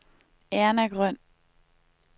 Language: Danish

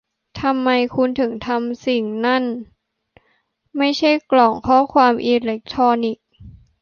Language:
Thai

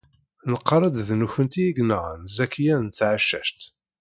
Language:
Kabyle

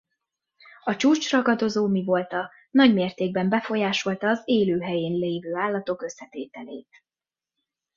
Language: Hungarian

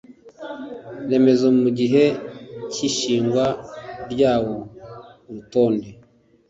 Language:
Kinyarwanda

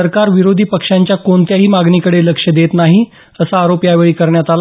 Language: Marathi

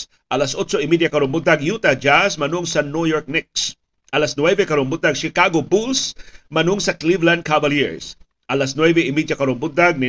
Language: Filipino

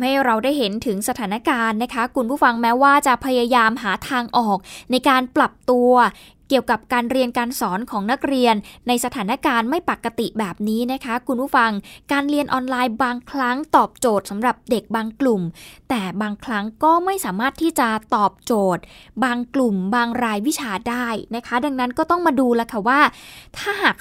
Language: Thai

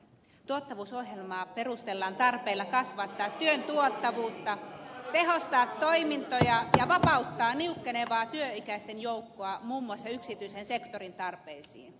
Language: Finnish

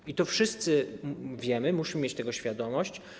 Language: Polish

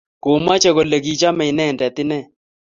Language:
Kalenjin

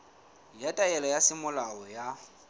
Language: Southern Sotho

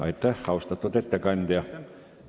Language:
Estonian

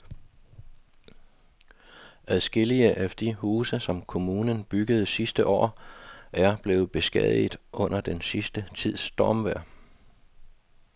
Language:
Danish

